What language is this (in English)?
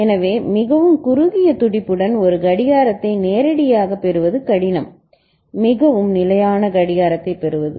Tamil